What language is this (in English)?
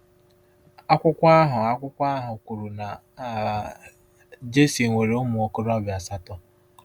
Igbo